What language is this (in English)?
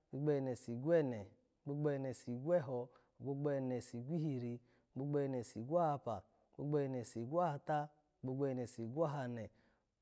Alago